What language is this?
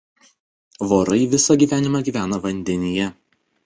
Lithuanian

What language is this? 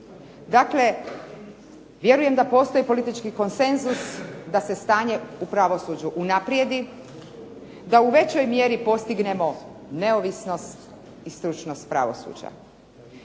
Croatian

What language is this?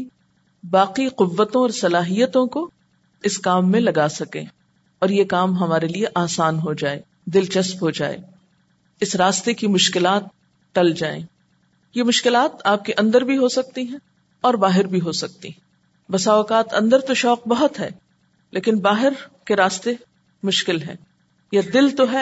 Urdu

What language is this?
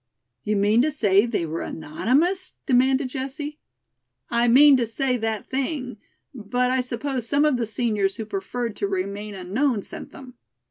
English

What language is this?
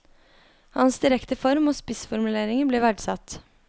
Norwegian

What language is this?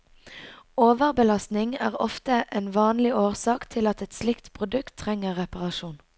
Norwegian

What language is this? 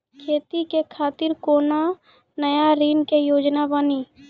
Maithili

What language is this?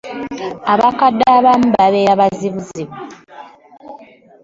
Ganda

